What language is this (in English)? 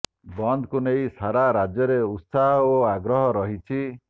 Odia